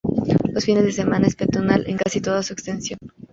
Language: Spanish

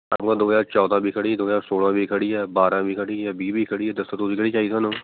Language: Punjabi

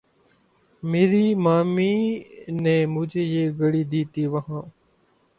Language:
Urdu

